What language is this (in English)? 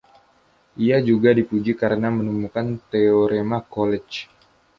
Indonesian